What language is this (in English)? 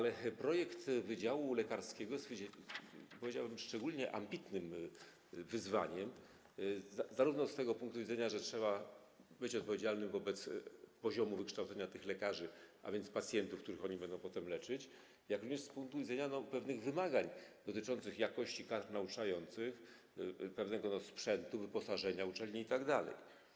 Polish